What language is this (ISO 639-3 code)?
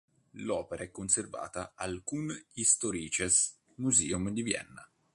ita